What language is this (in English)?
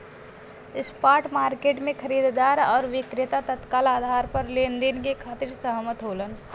Bhojpuri